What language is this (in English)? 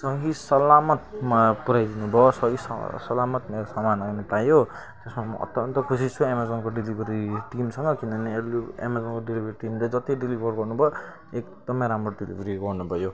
Nepali